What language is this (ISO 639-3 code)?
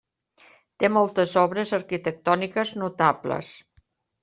cat